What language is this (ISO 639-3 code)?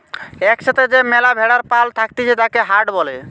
ben